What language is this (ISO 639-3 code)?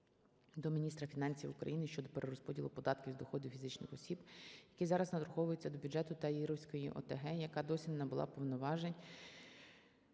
ukr